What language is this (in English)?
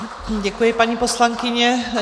Czech